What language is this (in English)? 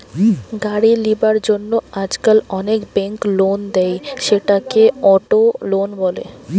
Bangla